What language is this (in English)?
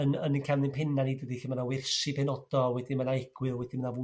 Welsh